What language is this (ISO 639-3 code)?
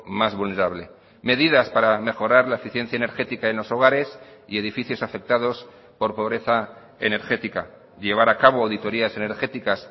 spa